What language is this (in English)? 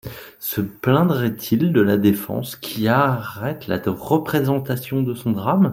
French